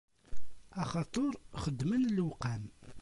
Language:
Kabyle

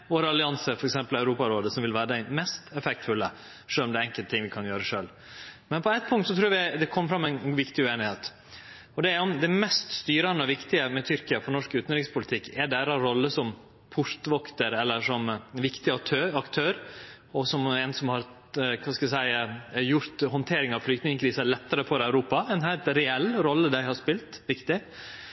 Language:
Norwegian Nynorsk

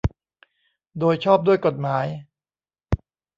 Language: Thai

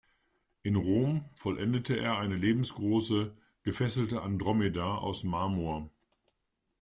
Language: German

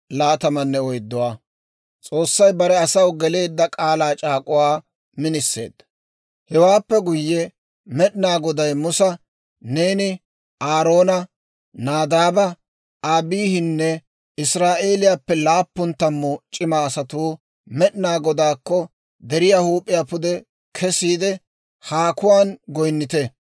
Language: Dawro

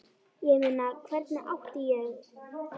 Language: Icelandic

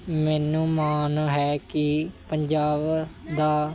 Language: Punjabi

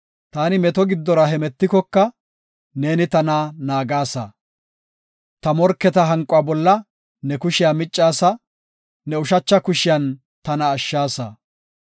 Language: Gofa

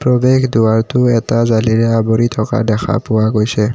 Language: Assamese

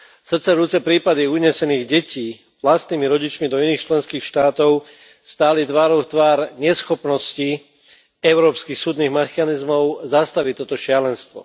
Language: Slovak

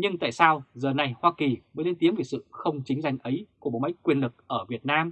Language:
Vietnamese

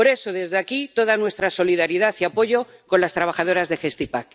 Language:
Spanish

